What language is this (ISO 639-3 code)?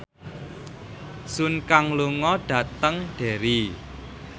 jav